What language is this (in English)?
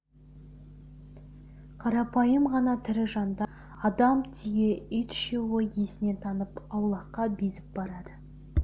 Kazakh